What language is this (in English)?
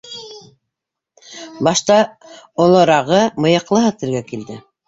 Bashkir